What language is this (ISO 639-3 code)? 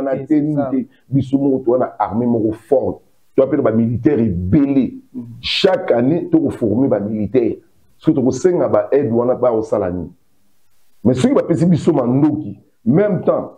fra